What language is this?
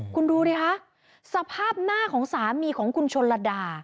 Thai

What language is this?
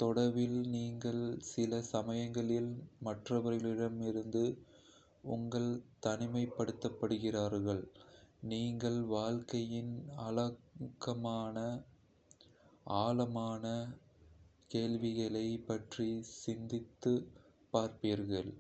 Kota (India)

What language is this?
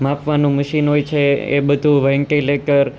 Gujarati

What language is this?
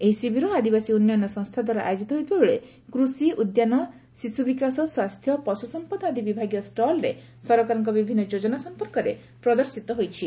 Odia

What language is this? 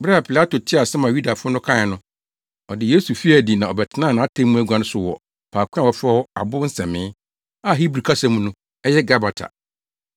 Akan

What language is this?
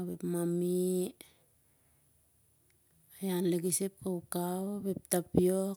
Siar-Lak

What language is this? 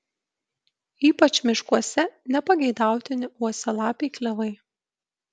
Lithuanian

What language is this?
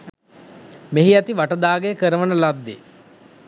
Sinhala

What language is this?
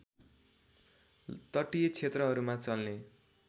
Nepali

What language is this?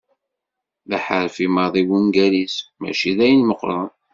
Kabyle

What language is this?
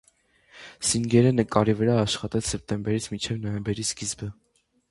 Armenian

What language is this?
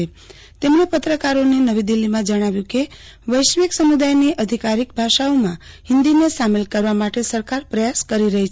Gujarati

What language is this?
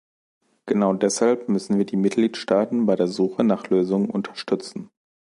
German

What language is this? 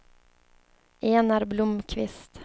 Swedish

